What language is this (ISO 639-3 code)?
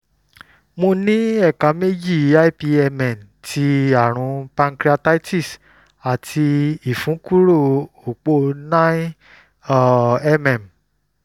yor